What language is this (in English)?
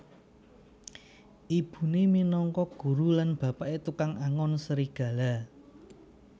Javanese